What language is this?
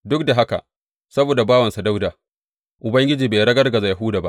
Hausa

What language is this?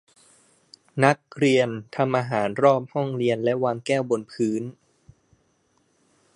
Thai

